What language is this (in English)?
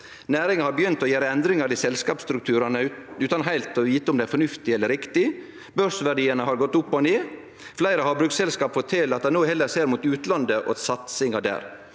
Norwegian